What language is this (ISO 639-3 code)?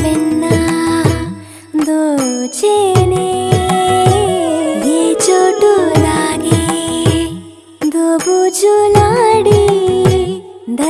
tel